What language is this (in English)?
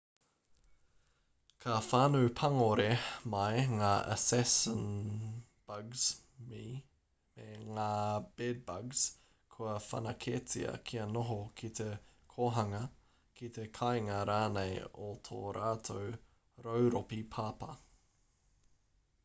Māori